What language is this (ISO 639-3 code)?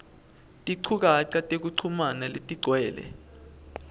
ssw